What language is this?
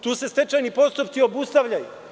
Serbian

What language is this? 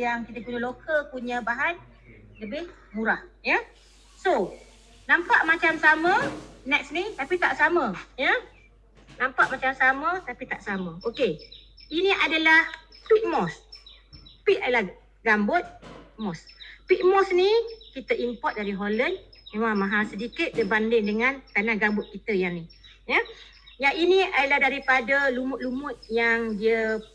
Malay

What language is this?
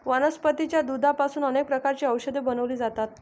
Marathi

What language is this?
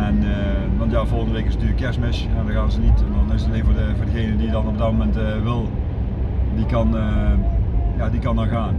Dutch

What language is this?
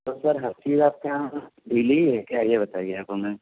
Urdu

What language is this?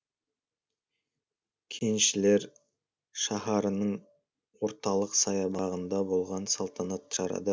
Kazakh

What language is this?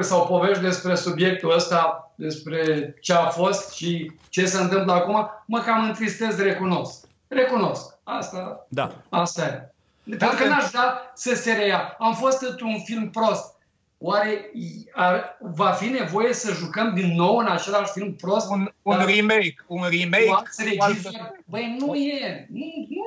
Romanian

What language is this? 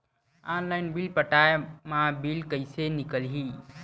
Chhattisgarhi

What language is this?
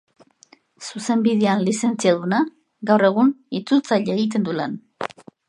Basque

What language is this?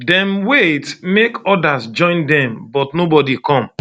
Nigerian Pidgin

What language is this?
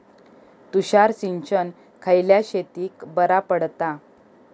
Marathi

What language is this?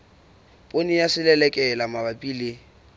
Southern Sotho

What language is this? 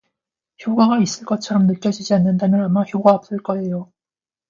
Korean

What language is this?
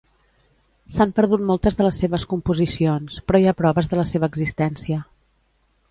Catalan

